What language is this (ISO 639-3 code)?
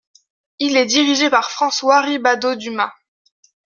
fra